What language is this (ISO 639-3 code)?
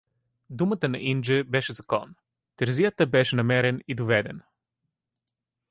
bul